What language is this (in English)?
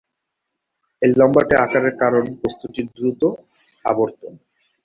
Bangla